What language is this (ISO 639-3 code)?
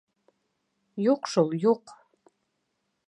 bak